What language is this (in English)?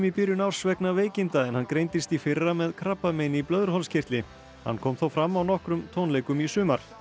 Icelandic